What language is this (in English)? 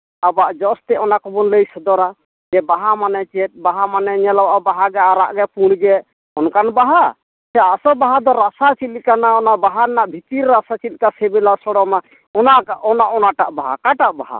Santali